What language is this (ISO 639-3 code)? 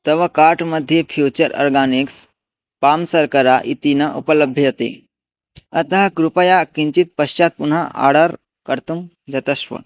san